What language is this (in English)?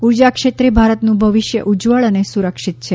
Gujarati